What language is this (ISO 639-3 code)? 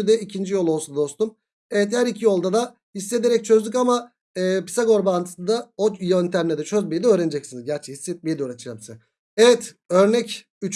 tur